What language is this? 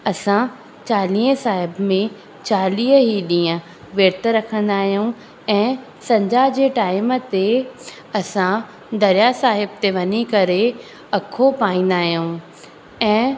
Sindhi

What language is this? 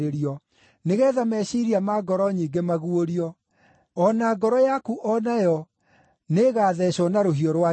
Kikuyu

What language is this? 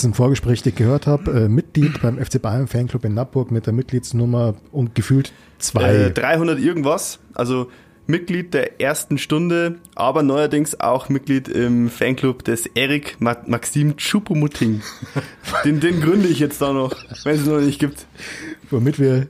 German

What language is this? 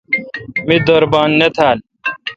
Kalkoti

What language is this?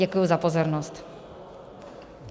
Czech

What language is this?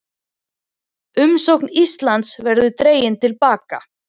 Icelandic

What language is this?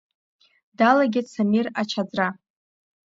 Abkhazian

